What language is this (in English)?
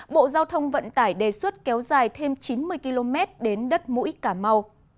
Vietnamese